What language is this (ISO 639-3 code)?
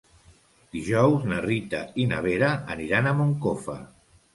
cat